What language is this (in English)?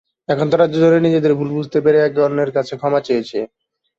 Bangla